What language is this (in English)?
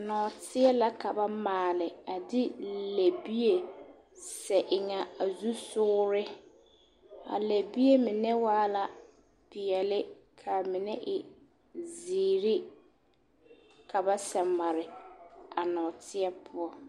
Southern Dagaare